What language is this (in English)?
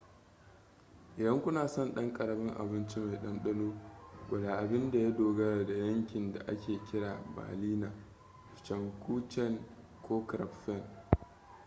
Hausa